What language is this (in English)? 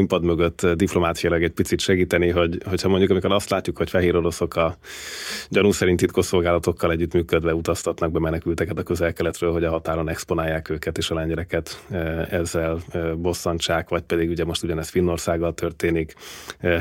Hungarian